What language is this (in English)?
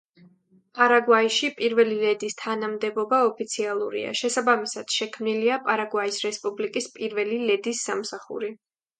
Georgian